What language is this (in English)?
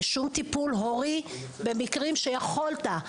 Hebrew